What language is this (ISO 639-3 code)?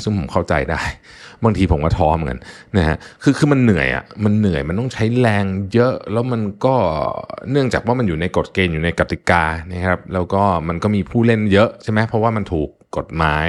tha